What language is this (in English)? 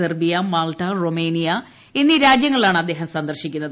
Malayalam